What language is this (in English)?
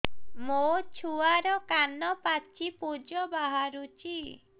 Odia